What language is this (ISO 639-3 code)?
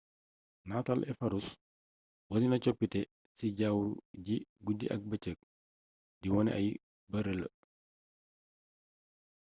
wol